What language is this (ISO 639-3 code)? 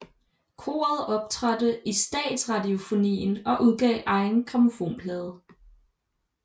dan